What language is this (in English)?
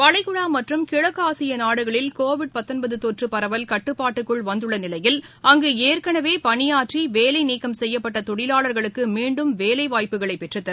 Tamil